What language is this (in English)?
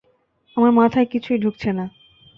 Bangla